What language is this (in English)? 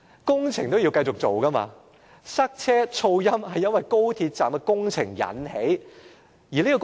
Cantonese